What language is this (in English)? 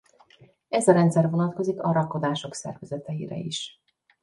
Hungarian